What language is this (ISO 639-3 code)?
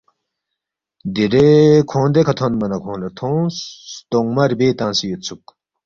bft